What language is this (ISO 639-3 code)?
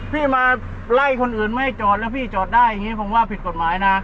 tha